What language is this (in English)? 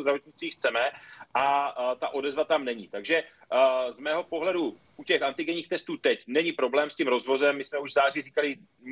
Czech